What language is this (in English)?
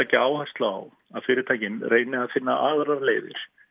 Icelandic